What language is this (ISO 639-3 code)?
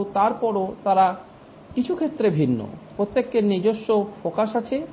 ben